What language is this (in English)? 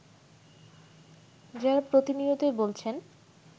Bangla